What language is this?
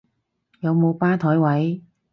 Cantonese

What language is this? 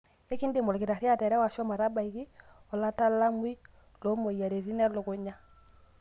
Masai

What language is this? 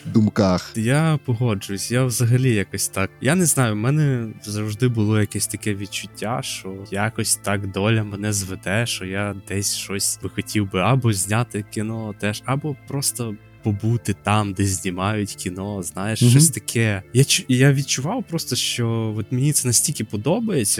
Ukrainian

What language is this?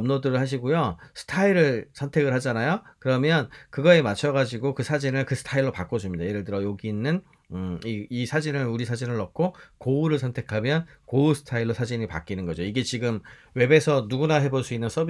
Korean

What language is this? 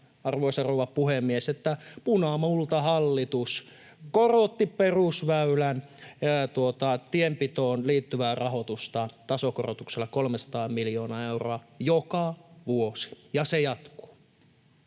Finnish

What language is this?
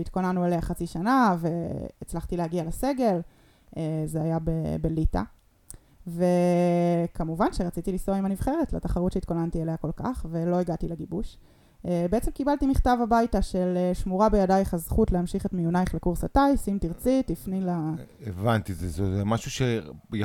Hebrew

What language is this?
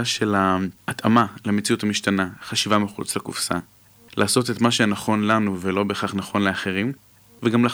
Hebrew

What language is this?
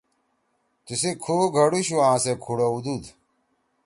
Torwali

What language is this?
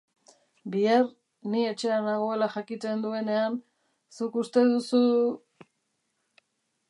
Basque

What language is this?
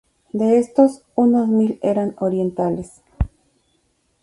Spanish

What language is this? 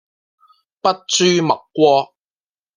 Cantonese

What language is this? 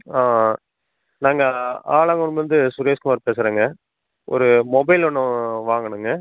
Tamil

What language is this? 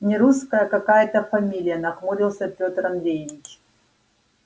Russian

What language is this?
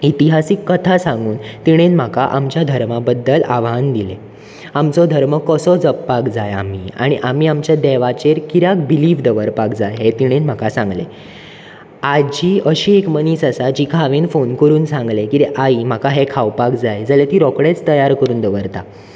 Konkani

